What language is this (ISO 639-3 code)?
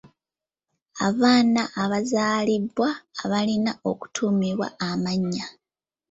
lug